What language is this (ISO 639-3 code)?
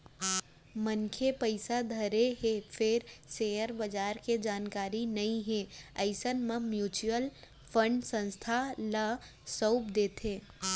hne